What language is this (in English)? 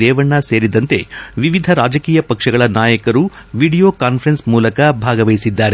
Kannada